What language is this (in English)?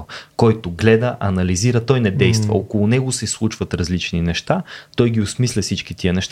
Bulgarian